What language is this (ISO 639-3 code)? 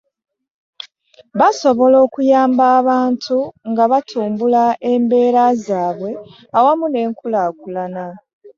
lug